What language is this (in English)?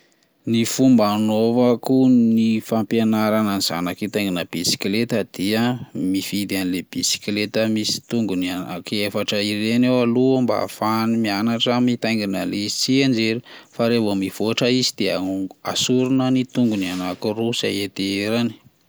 Malagasy